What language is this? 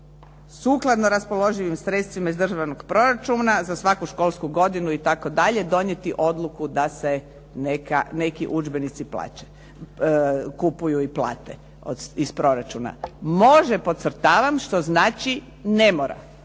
Croatian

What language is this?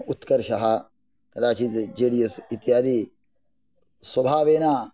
Sanskrit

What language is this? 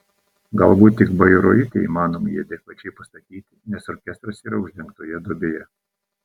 Lithuanian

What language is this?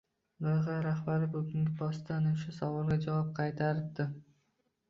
Uzbek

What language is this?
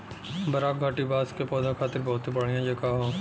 Bhojpuri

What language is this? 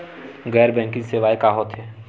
Chhattisgarhi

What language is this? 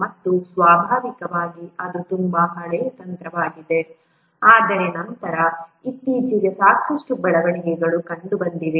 Kannada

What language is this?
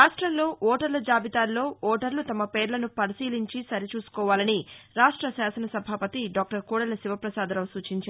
Telugu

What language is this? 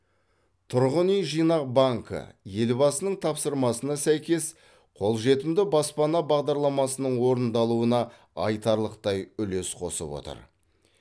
Kazakh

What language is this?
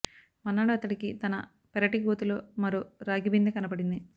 Telugu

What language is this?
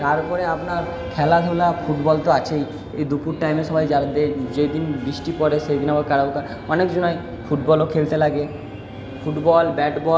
Bangla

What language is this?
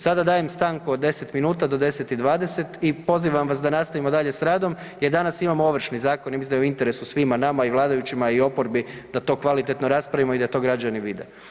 Croatian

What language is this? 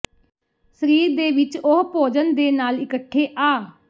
Punjabi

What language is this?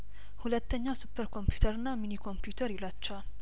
Amharic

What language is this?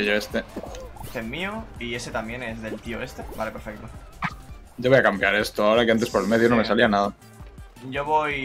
Spanish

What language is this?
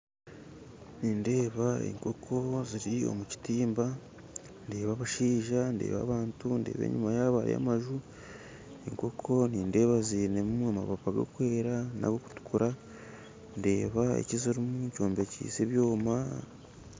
Nyankole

